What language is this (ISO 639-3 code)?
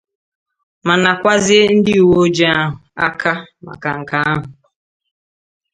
ibo